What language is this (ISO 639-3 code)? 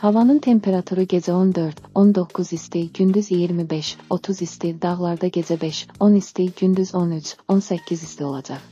tur